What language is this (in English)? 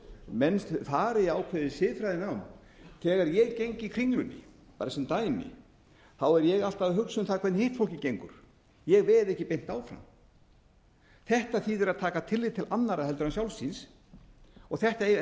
Icelandic